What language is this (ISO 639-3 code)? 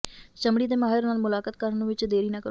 pan